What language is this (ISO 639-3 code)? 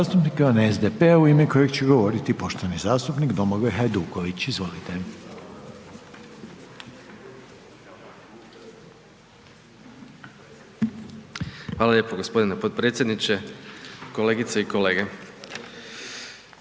hrv